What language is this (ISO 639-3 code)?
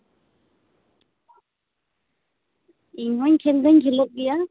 sat